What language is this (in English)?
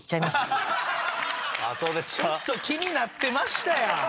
Japanese